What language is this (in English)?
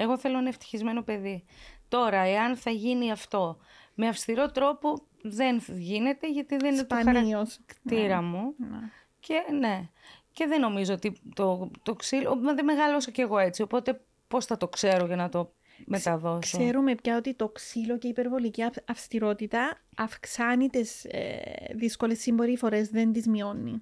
Greek